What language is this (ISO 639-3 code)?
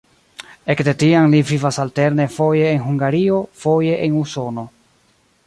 epo